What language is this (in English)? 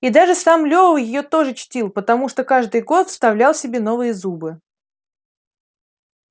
Russian